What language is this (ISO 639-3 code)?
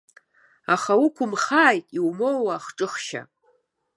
abk